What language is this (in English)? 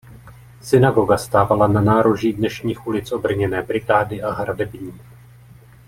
Czech